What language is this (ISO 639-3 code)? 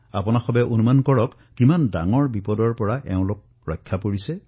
asm